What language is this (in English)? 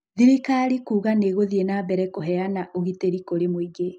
Kikuyu